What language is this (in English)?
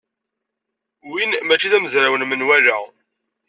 Kabyle